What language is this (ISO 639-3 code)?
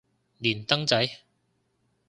yue